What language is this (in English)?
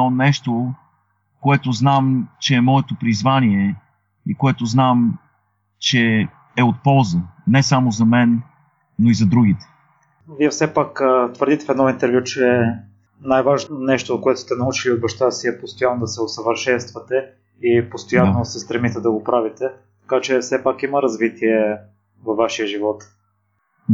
Bulgarian